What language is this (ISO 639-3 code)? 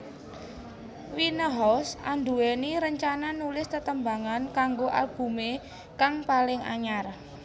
jav